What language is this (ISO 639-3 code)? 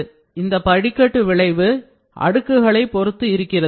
tam